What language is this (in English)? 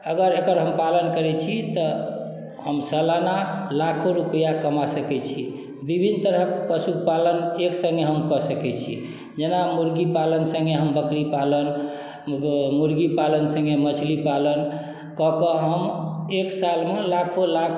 Maithili